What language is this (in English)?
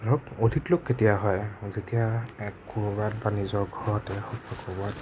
Assamese